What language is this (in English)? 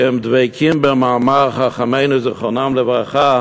Hebrew